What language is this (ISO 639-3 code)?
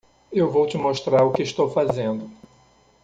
por